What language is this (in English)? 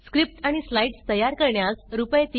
Marathi